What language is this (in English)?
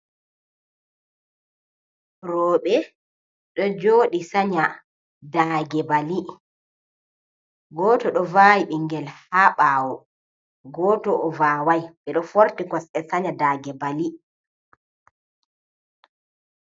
Fula